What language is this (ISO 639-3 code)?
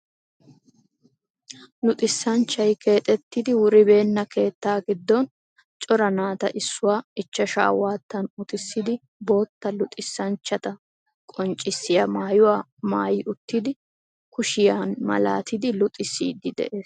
wal